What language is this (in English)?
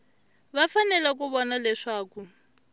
Tsonga